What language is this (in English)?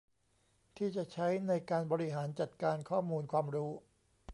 Thai